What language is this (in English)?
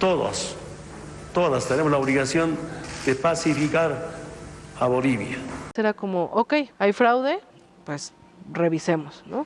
Spanish